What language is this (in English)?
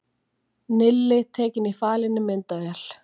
Icelandic